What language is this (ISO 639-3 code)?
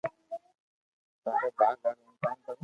lrk